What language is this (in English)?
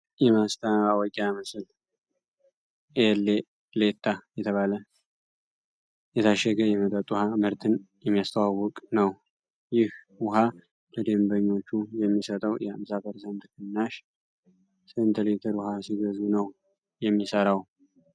Amharic